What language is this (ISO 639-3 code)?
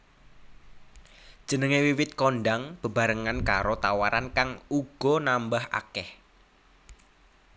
jav